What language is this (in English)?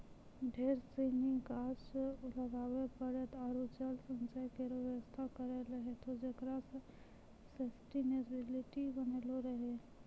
Maithili